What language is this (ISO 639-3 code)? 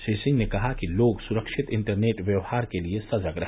hin